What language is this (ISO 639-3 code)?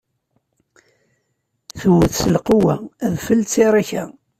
kab